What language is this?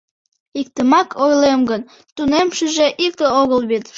Mari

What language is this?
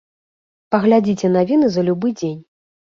Belarusian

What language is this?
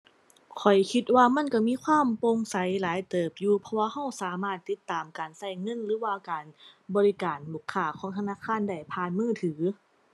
Thai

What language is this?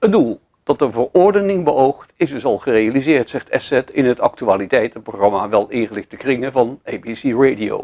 Dutch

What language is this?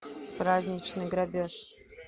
Russian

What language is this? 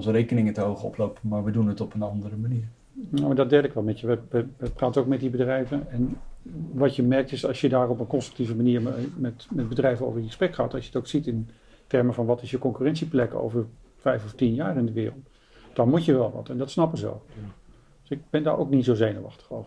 Dutch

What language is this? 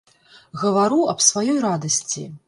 Belarusian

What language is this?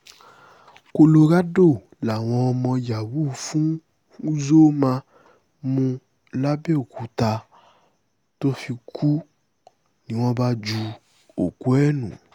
Yoruba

